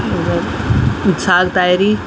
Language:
Sindhi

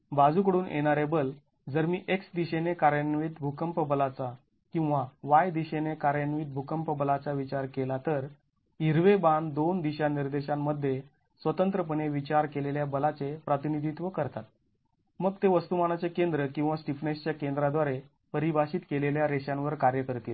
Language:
Marathi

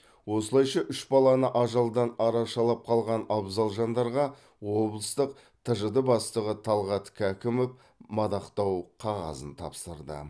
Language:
Kazakh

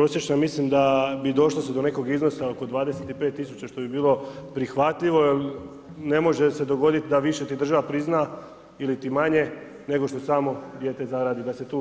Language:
Croatian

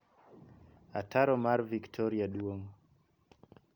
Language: Luo (Kenya and Tanzania)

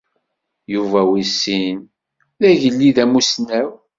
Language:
Kabyle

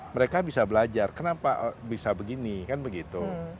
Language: Indonesian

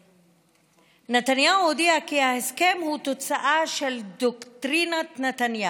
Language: Hebrew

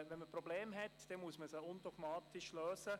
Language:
Swiss German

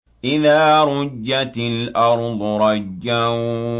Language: Arabic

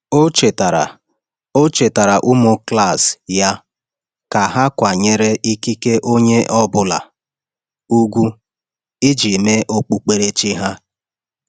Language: Igbo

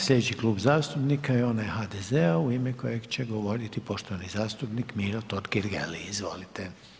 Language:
Croatian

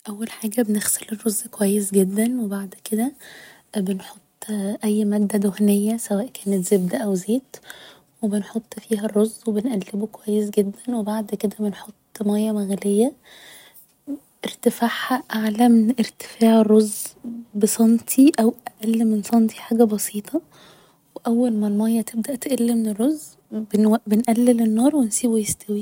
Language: Egyptian Arabic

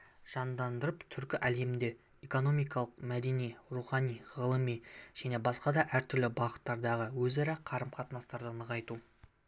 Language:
Kazakh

